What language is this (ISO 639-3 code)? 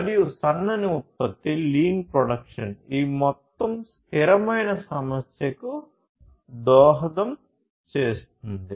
tel